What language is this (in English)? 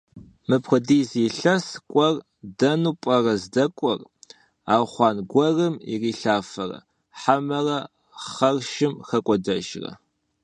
Kabardian